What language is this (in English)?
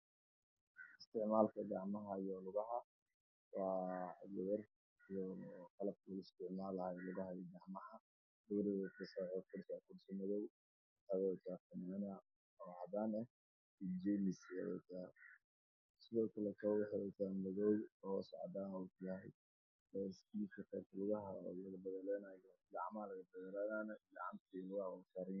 Somali